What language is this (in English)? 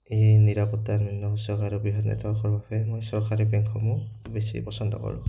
Assamese